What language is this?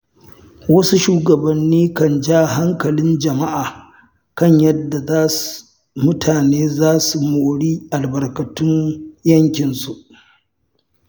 Hausa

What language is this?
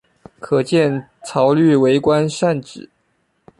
Chinese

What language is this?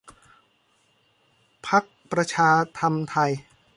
Thai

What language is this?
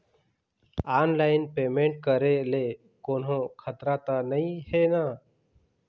Chhattisgarhi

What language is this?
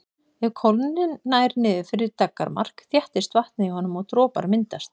Icelandic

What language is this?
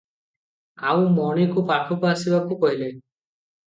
Odia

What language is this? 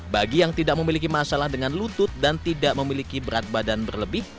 Indonesian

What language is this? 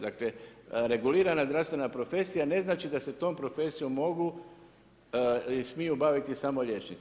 Croatian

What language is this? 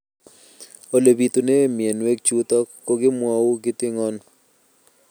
Kalenjin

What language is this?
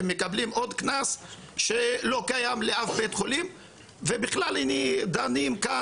Hebrew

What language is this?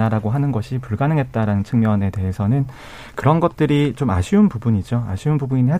Korean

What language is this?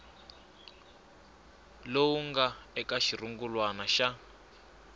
Tsonga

